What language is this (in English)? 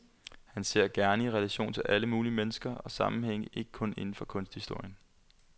Danish